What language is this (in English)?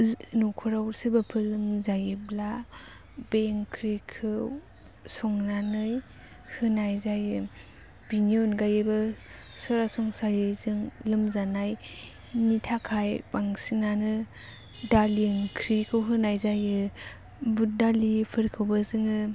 Bodo